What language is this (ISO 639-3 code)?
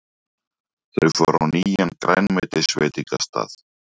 isl